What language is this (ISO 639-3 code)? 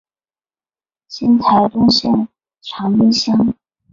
zho